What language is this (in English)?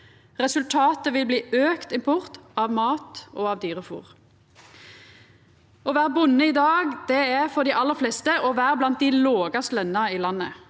Norwegian